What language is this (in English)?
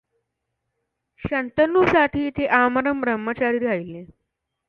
Marathi